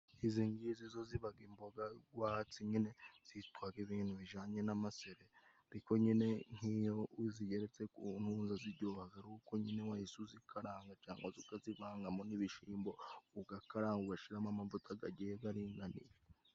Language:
Kinyarwanda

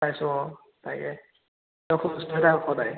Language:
Assamese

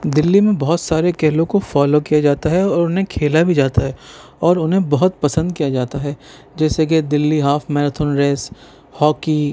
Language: Urdu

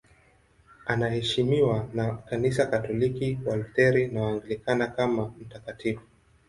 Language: Swahili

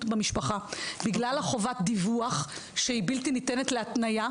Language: Hebrew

